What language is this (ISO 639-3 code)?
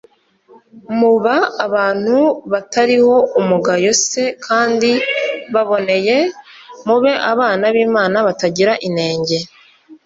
kin